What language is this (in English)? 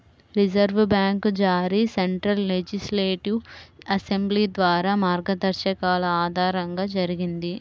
Telugu